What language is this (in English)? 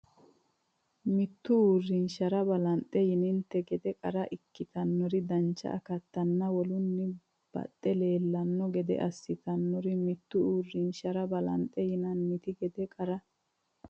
Sidamo